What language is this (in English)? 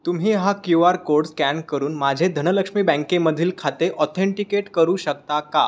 Marathi